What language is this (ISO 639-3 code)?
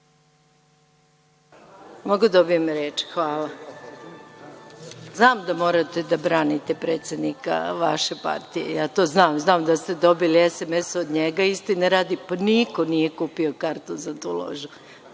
srp